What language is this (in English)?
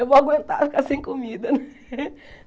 Portuguese